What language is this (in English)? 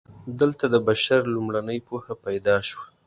Pashto